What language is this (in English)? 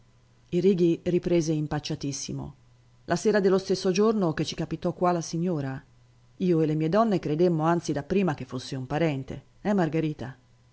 Italian